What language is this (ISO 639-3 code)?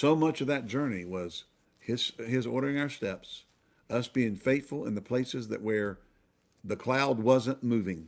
eng